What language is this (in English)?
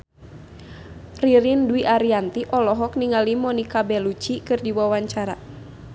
Sundanese